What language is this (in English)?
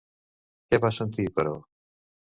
Catalan